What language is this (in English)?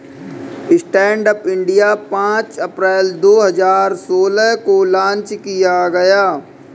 Hindi